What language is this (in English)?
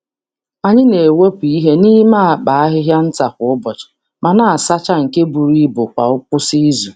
Igbo